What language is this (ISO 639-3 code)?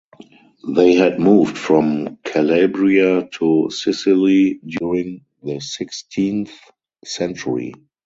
eng